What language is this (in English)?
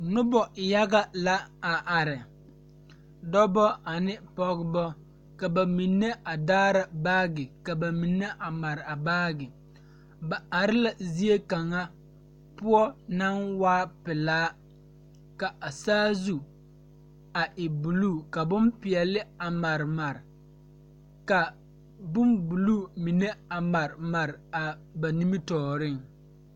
Southern Dagaare